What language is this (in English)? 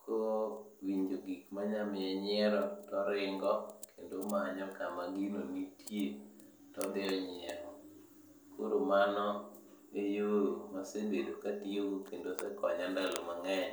Luo (Kenya and Tanzania)